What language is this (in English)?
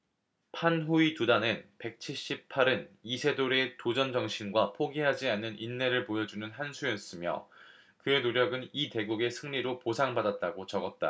Korean